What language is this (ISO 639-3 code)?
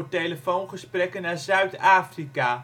nld